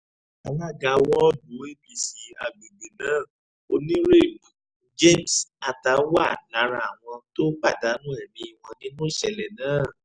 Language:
Yoruba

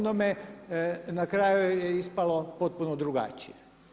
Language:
Croatian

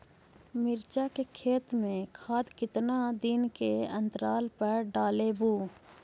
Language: Magahi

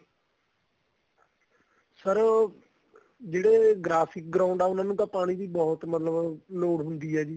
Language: Punjabi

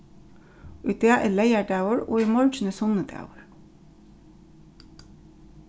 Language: Faroese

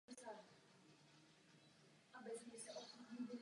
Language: Czech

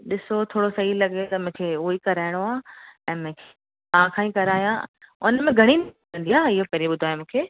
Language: Sindhi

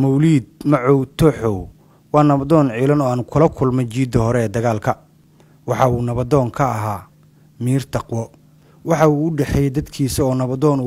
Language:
Arabic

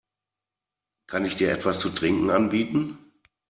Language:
German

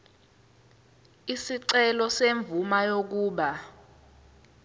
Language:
Zulu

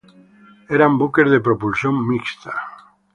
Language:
Spanish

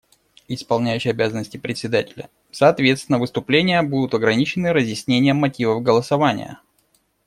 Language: Russian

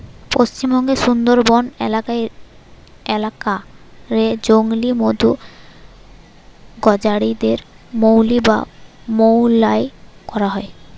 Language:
Bangla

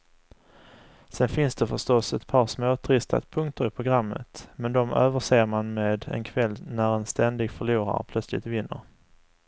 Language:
Swedish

